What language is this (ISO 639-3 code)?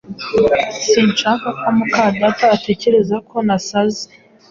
kin